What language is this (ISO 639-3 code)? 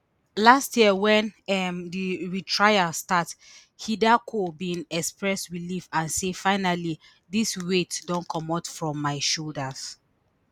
pcm